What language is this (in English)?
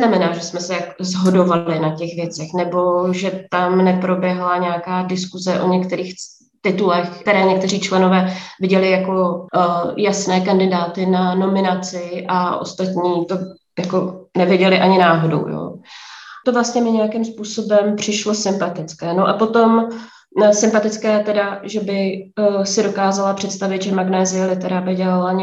Czech